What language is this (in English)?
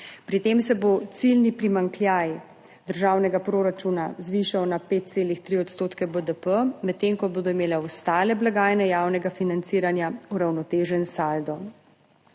Slovenian